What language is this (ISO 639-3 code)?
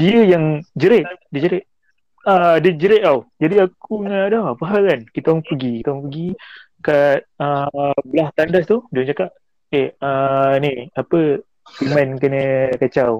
msa